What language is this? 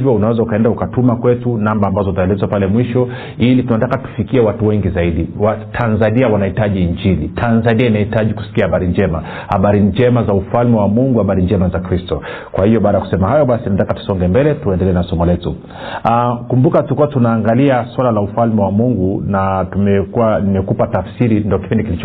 Swahili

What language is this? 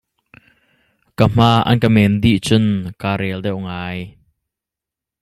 Hakha Chin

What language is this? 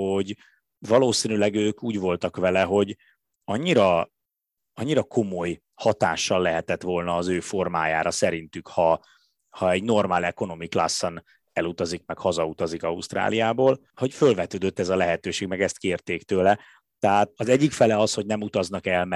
Hungarian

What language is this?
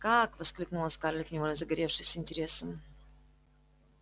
Russian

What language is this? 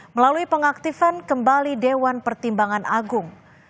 Indonesian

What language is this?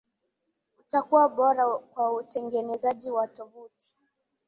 Swahili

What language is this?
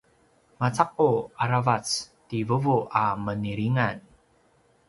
Paiwan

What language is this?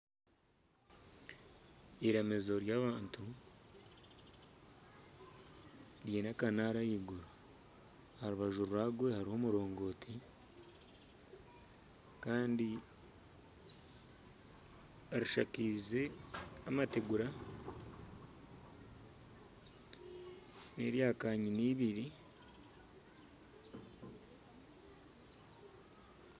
Nyankole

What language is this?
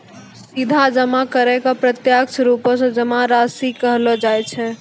Maithili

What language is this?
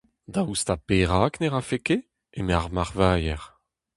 Breton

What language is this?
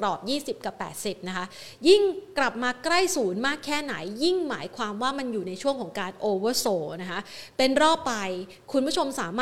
Thai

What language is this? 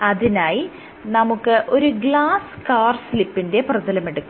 Malayalam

